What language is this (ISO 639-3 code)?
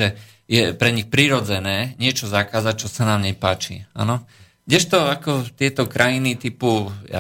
slk